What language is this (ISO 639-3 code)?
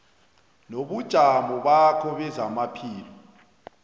nbl